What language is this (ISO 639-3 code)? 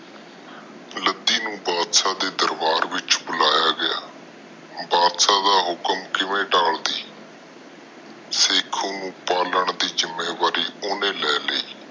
pan